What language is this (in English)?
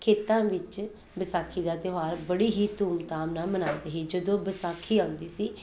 Punjabi